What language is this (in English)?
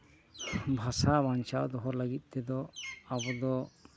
Santali